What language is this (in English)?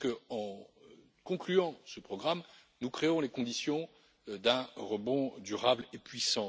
French